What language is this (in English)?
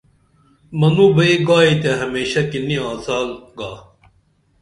Dameli